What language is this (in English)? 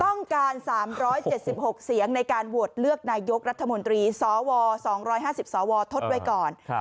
Thai